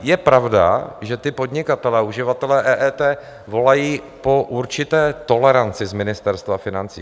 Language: Czech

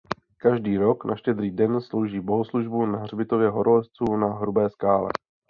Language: Czech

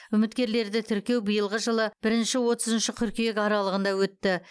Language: Kazakh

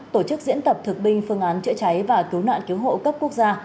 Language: Vietnamese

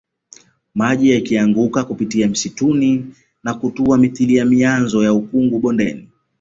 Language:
Swahili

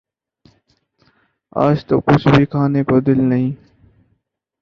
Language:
Urdu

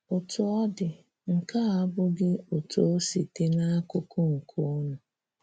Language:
Igbo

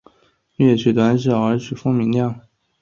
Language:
Chinese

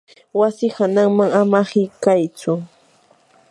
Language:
Yanahuanca Pasco Quechua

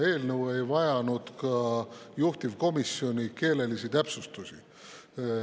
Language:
Estonian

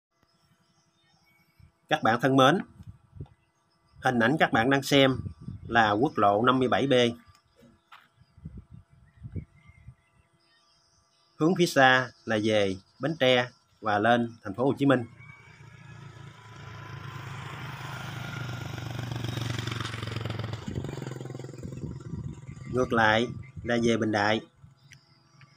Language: Vietnamese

